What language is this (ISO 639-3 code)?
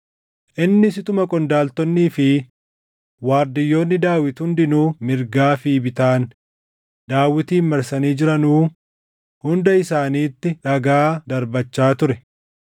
orm